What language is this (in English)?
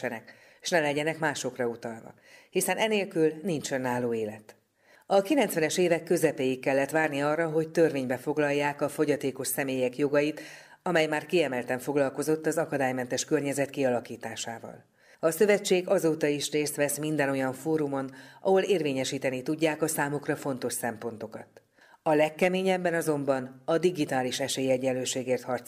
Hungarian